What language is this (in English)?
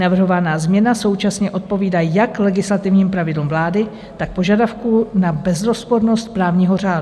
Czech